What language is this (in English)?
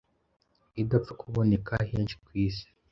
Kinyarwanda